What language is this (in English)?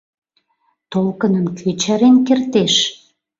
Mari